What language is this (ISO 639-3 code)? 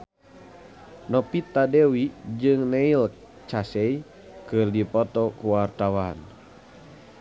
sun